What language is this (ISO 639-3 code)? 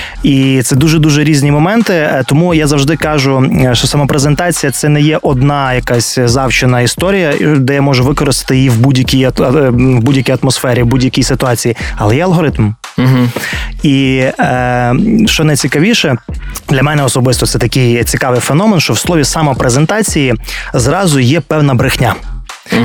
ukr